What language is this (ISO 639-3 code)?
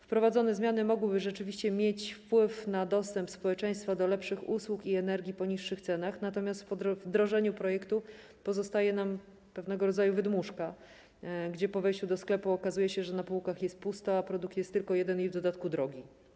pol